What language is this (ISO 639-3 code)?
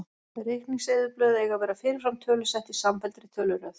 isl